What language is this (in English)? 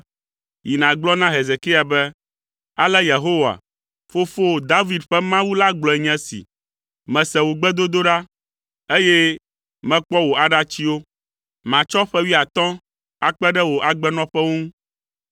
Ewe